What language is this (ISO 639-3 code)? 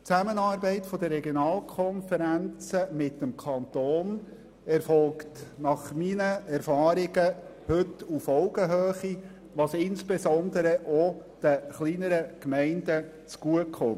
gsw